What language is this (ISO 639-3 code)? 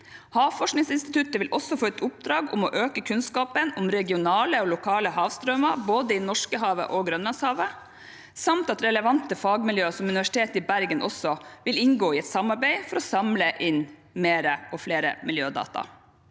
nor